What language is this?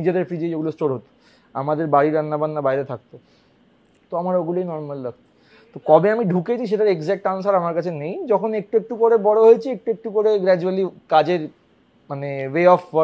Bangla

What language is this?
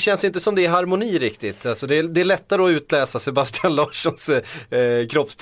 Swedish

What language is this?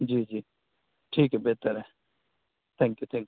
Urdu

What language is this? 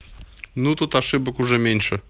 Russian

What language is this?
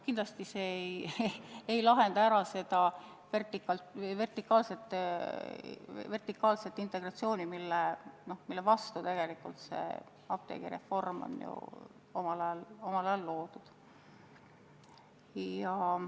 Estonian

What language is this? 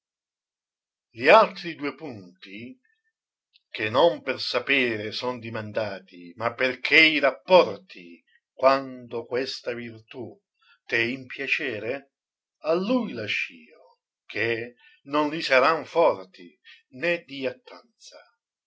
Italian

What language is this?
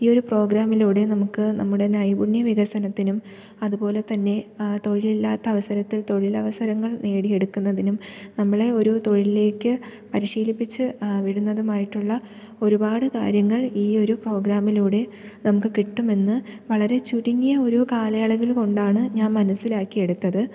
Malayalam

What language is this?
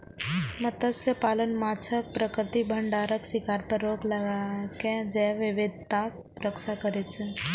Maithili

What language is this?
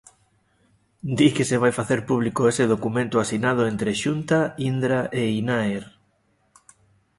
Galician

